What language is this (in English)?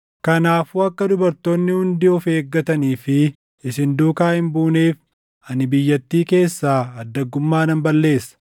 Oromo